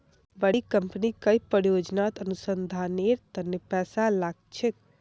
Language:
Magahi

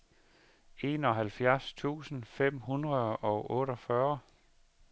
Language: Danish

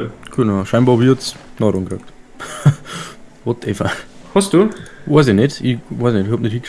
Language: German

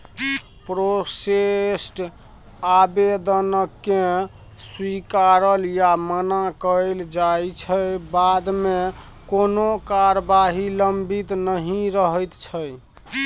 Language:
Maithili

